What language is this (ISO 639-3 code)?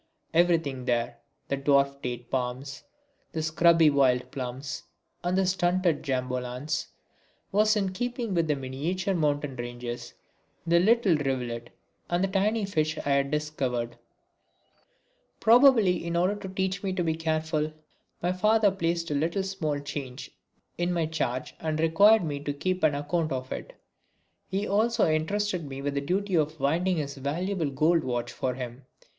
eng